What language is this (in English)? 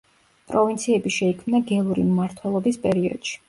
Georgian